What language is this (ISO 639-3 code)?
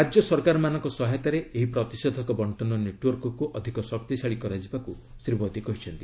ori